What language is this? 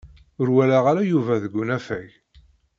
Kabyle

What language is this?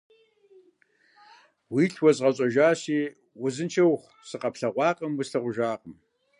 Kabardian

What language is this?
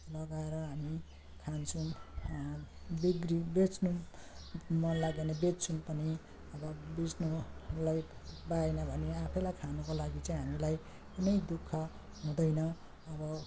Nepali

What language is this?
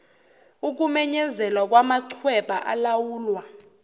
Zulu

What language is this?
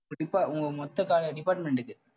Tamil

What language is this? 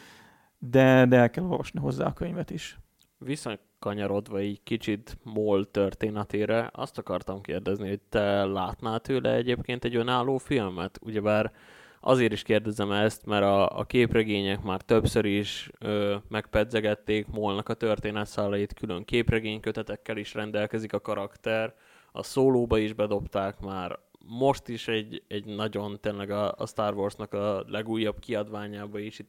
Hungarian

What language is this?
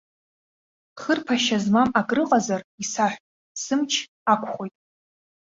Abkhazian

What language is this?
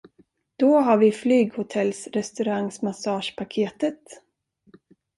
Swedish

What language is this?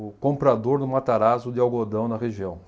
Portuguese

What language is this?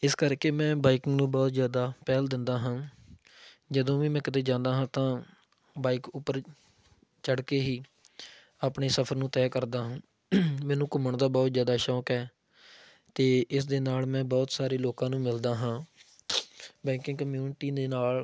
Punjabi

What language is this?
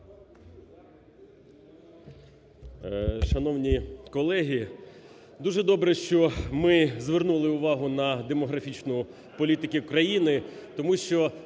Ukrainian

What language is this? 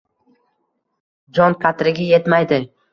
Uzbek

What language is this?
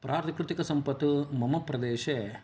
Sanskrit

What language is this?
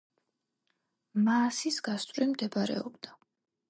Georgian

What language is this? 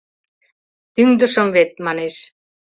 Mari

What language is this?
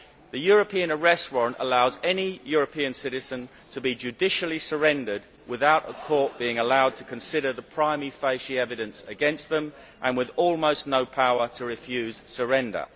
English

